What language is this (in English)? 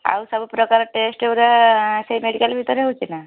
Odia